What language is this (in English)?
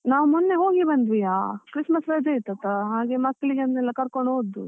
Kannada